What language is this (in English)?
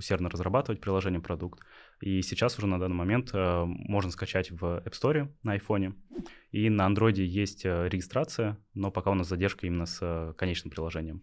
Russian